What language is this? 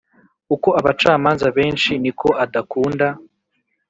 Kinyarwanda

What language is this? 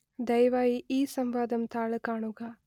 Malayalam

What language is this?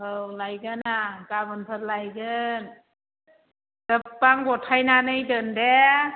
Bodo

